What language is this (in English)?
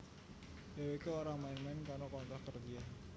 Javanese